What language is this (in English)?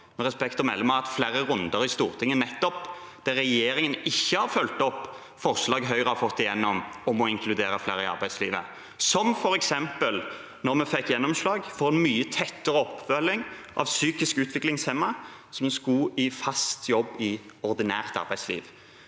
Norwegian